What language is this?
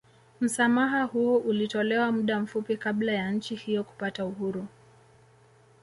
Swahili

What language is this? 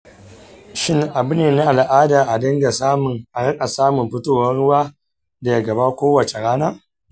Hausa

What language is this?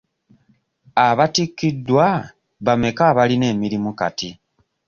Ganda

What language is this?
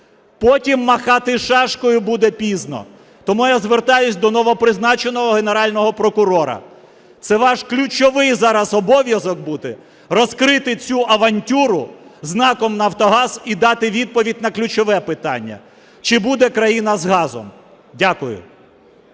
Ukrainian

